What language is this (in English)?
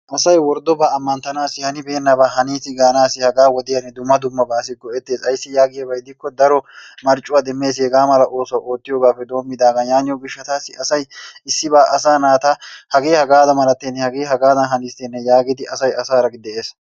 Wolaytta